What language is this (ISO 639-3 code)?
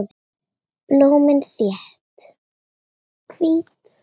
isl